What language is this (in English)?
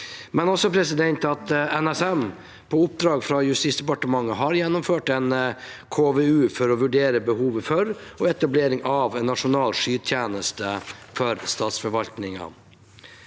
Norwegian